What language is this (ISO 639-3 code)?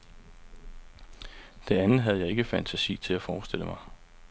dan